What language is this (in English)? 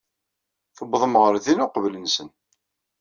Kabyle